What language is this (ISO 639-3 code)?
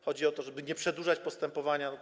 pol